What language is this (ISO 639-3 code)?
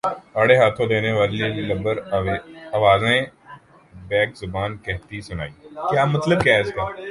urd